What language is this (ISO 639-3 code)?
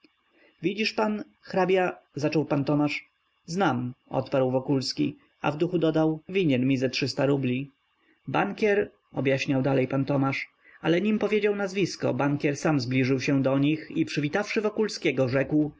pol